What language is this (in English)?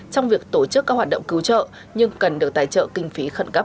Vietnamese